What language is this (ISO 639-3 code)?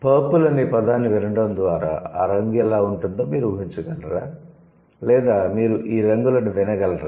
tel